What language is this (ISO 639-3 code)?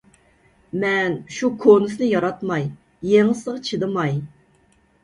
uig